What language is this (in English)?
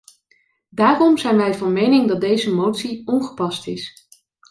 Dutch